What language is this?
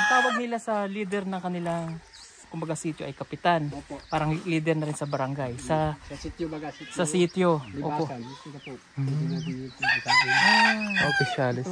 Filipino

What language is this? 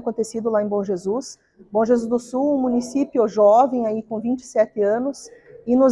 Portuguese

